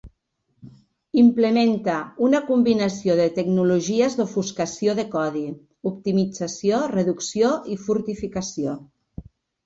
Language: Catalan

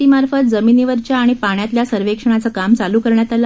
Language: Marathi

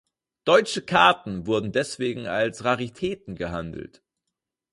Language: German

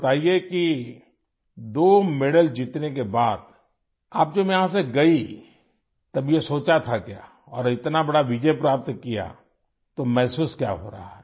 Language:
Urdu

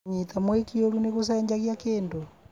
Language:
Kikuyu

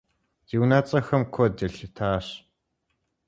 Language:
Kabardian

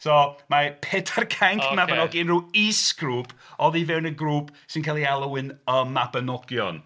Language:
Welsh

